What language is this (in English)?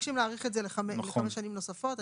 Hebrew